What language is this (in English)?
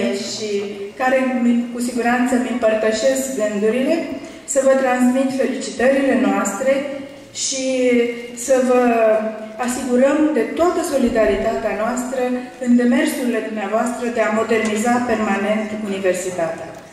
Romanian